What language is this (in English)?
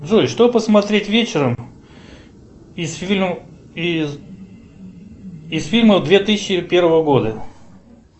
Russian